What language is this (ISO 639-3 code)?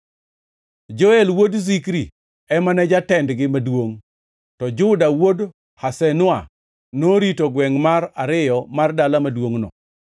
luo